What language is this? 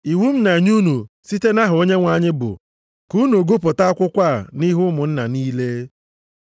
Igbo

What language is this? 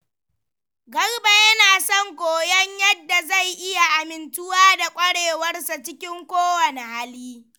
Hausa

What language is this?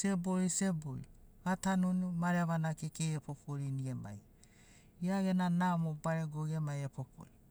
Sinaugoro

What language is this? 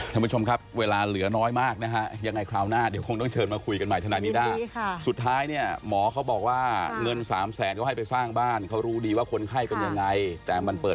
Thai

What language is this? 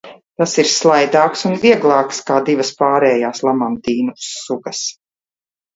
Latvian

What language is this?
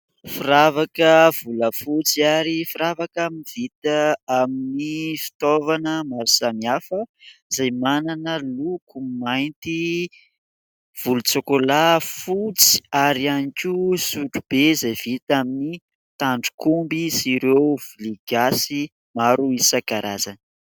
Malagasy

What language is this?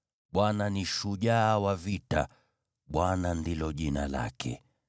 Swahili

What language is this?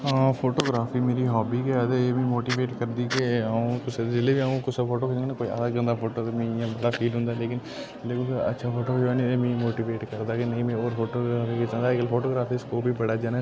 Dogri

